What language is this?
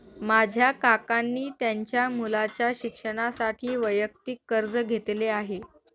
Marathi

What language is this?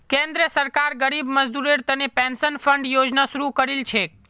Magahi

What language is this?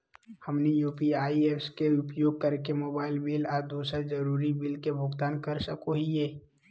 Magahi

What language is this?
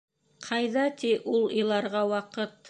Bashkir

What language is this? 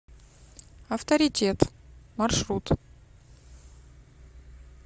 Russian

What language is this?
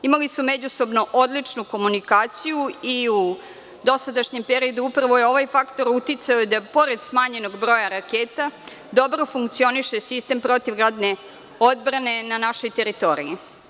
Serbian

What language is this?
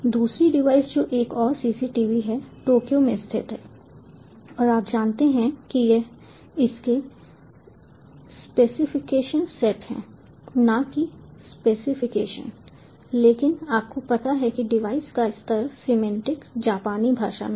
Hindi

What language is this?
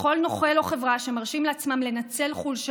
Hebrew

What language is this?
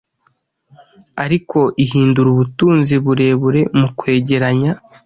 Kinyarwanda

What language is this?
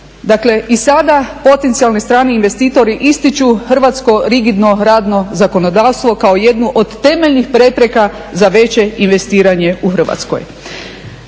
Croatian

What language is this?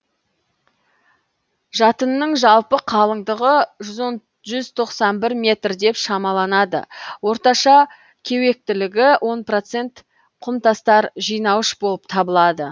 Kazakh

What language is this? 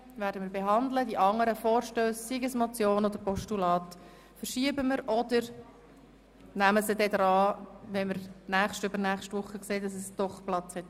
Swiss German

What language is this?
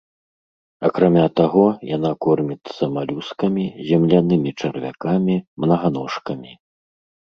Belarusian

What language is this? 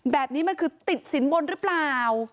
Thai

